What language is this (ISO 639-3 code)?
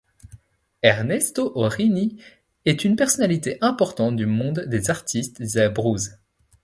fra